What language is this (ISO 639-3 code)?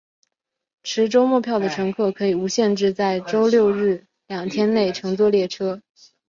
zho